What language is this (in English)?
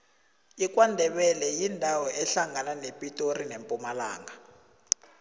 South Ndebele